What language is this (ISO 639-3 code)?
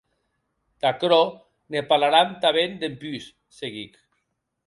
oci